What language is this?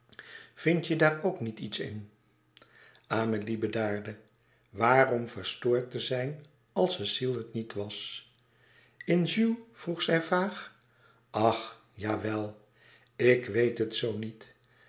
Dutch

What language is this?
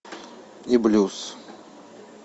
Russian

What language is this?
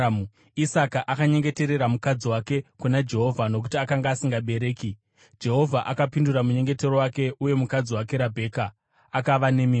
Shona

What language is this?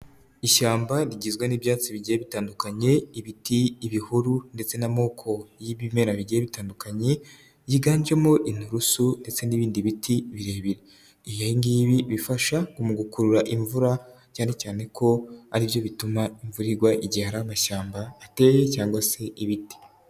Kinyarwanda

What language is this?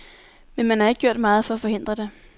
Danish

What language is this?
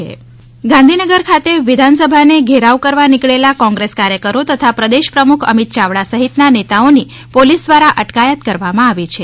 Gujarati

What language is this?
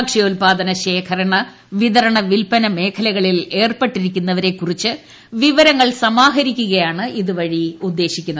Malayalam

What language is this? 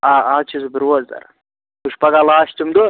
Kashmiri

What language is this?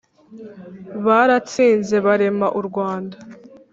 Kinyarwanda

